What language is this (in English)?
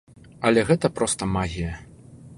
Belarusian